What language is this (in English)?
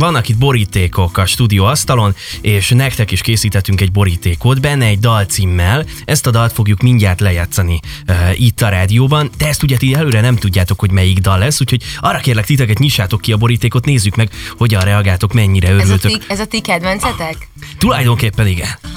Hungarian